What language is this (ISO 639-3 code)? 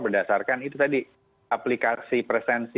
ind